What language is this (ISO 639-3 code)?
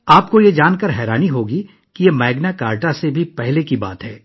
urd